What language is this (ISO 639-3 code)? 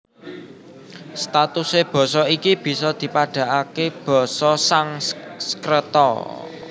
jav